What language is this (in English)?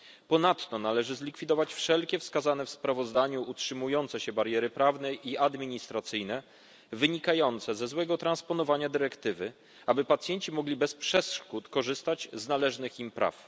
Polish